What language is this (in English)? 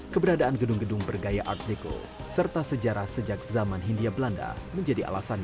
Indonesian